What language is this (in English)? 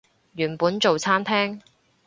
Cantonese